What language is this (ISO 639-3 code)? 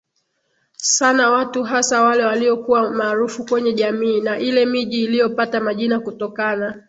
swa